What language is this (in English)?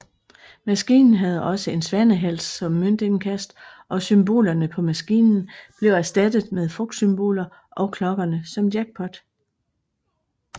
Danish